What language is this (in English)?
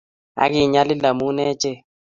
Kalenjin